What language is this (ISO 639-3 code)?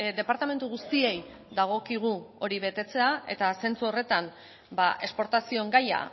eus